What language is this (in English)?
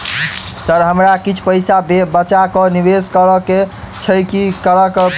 Maithili